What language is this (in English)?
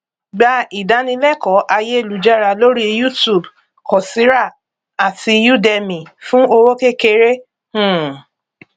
Yoruba